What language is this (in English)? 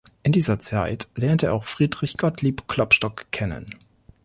German